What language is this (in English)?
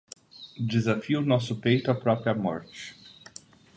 Portuguese